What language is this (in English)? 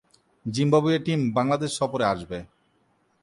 Bangla